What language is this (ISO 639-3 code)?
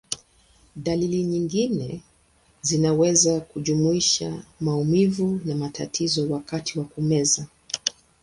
swa